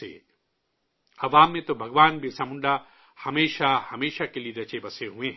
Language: Urdu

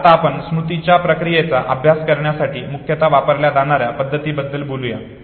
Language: Marathi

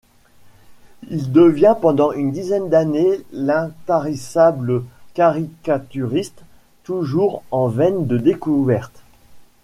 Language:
French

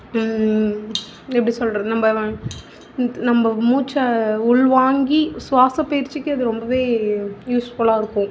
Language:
Tamil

